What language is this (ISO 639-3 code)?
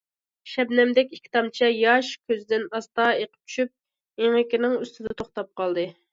uig